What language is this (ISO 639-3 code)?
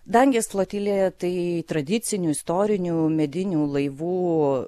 lit